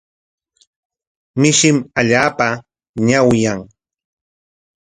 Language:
Corongo Ancash Quechua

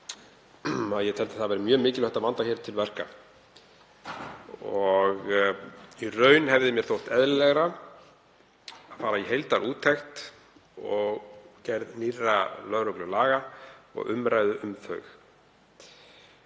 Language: Icelandic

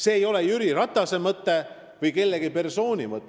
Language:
Estonian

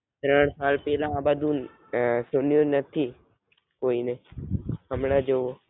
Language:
Gujarati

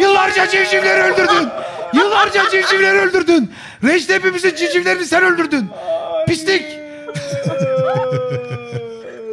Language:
Turkish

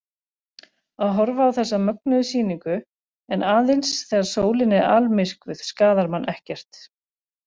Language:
Icelandic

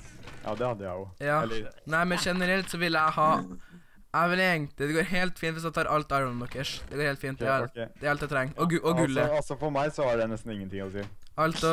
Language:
Norwegian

